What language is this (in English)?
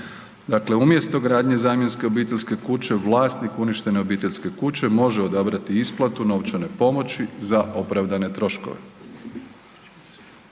Croatian